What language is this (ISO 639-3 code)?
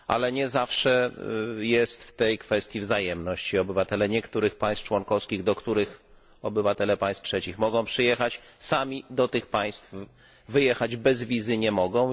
pol